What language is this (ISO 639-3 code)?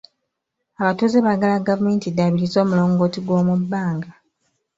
lug